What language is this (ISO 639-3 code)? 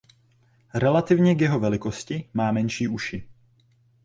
ces